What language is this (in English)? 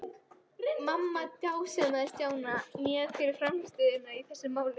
Icelandic